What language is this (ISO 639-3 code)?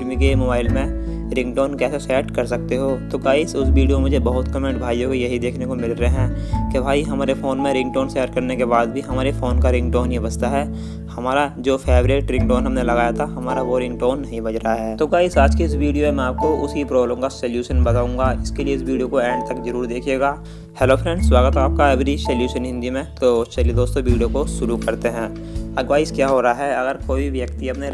hin